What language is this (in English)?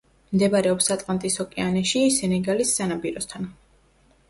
Georgian